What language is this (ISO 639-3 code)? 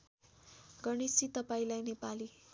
nep